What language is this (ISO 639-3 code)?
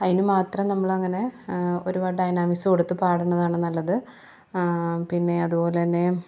mal